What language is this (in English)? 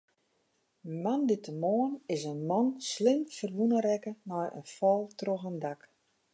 Western Frisian